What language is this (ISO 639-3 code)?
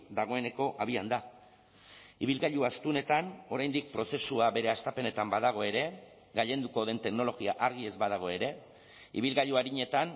eus